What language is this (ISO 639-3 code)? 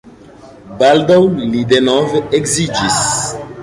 epo